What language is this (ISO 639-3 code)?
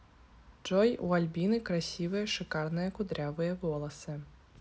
rus